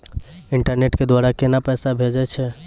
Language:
Maithili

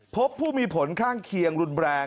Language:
Thai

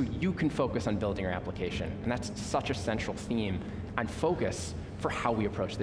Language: English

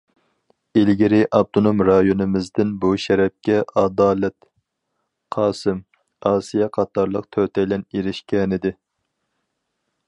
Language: Uyghur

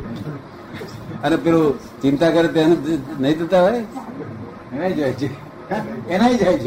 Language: Gujarati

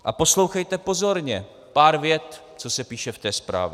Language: Czech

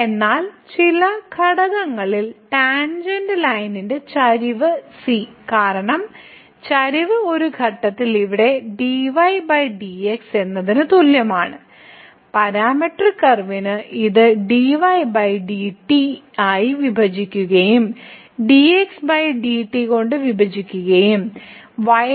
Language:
Malayalam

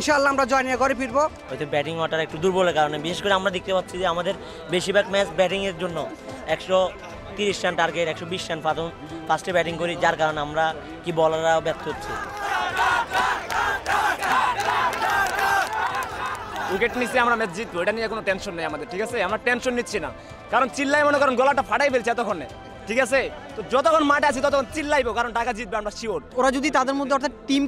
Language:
Arabic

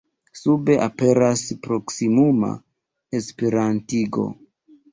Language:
Esperanto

